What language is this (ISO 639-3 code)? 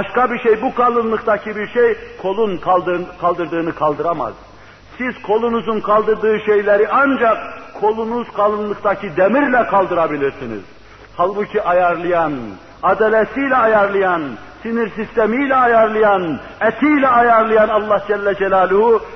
tur